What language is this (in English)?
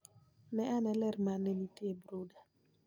Luo (Kenya and Tanzania)